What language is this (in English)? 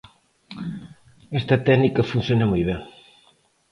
Galician